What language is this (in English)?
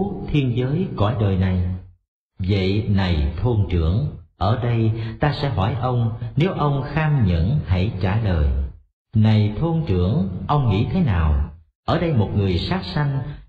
Vietnamese